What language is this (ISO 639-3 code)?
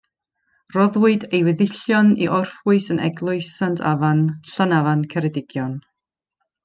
cym